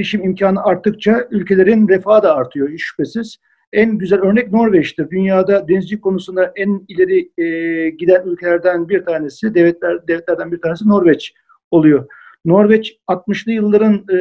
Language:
Turkish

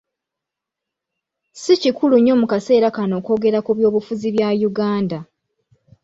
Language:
Ganda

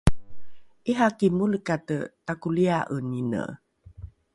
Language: Rukai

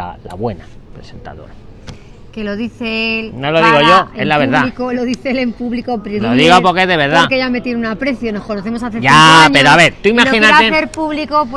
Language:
Spanish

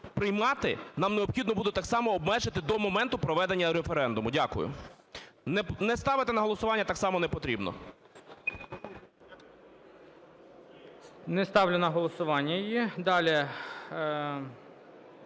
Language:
Ukrainian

